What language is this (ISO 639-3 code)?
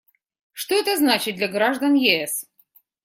rus